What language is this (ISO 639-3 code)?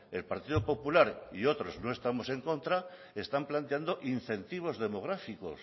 spa